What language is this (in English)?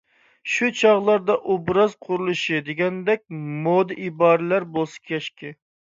Uyghur